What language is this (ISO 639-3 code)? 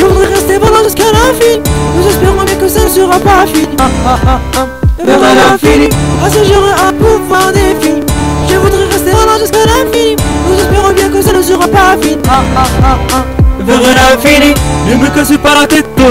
fra